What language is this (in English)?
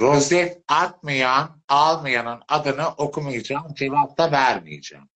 Turkish